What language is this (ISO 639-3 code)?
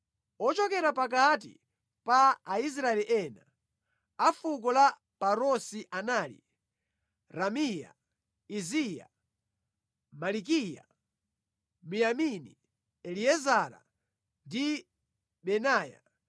nya